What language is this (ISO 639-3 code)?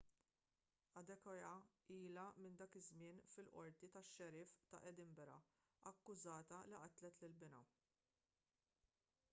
mlt